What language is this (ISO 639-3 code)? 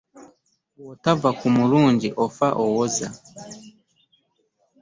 lug